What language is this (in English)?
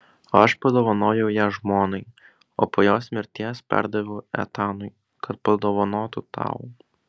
Lithuanian